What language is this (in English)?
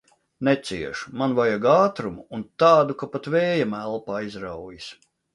Latvian